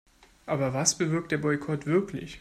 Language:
German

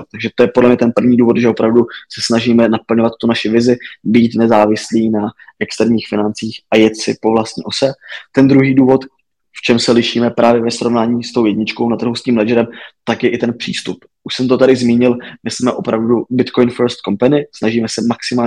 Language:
Czech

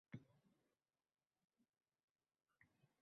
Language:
Uzbek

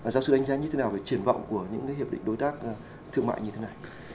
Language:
Vietnamese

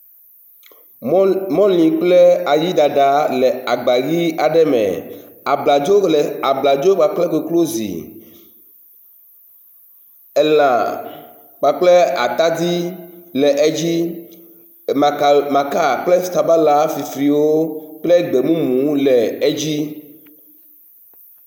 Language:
Ewe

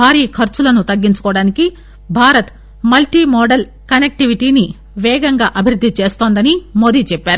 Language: Telugu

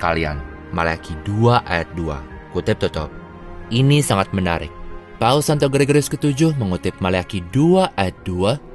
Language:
Indonesian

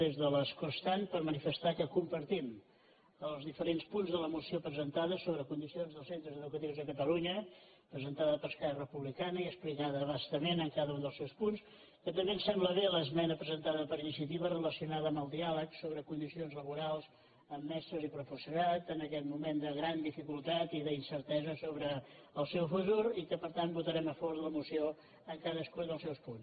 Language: Catalan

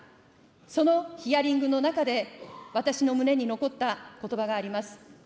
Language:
Japanese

